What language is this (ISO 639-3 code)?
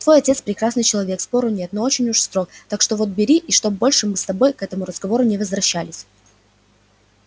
rus